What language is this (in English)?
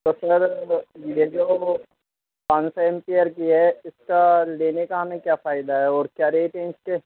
Urdu